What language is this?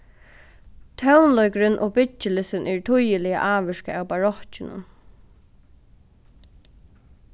Faroese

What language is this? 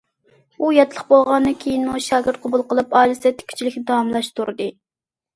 Uyghur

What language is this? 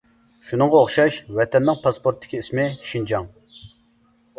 Uyghur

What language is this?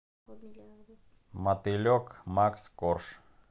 Russian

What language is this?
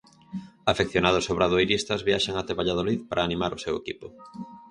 Galician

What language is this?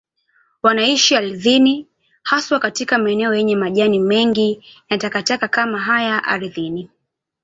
Swahili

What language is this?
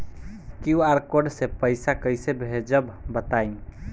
Bhojpuri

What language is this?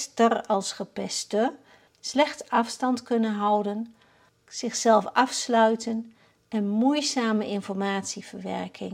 Dutch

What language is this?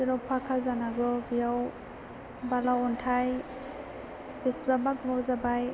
Bodo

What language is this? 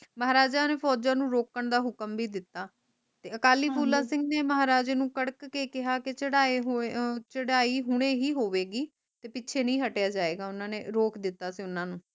Punjabi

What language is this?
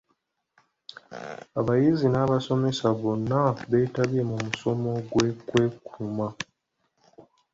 Ganda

